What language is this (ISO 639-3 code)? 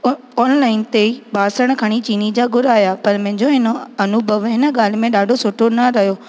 snd